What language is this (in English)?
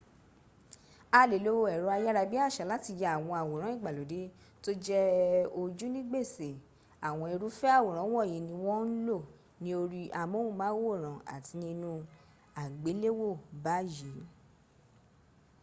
Yoruba